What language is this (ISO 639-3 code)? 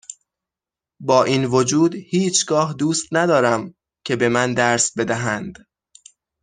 fas